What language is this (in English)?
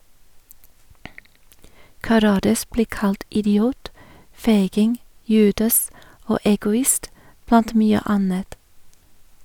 Norwegian